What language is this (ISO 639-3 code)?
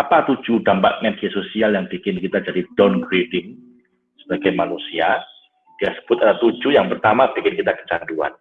ind